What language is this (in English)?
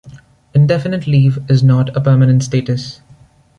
English